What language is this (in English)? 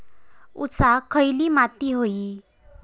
Marathi